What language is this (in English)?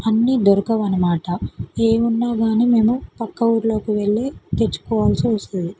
Telugu